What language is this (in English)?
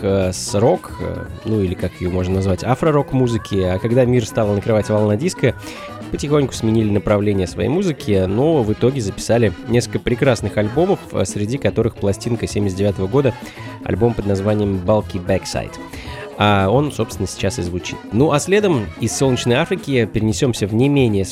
Russian